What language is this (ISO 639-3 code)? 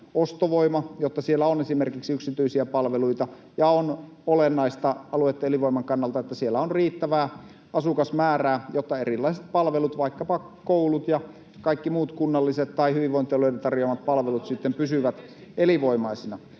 fin